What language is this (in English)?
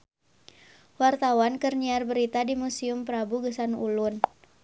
Sundanese